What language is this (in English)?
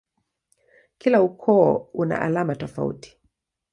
Swahili